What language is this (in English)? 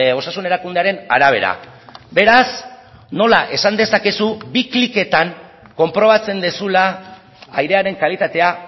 Basque